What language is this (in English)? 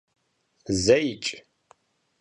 Kabardian